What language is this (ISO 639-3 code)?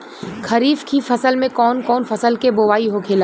bho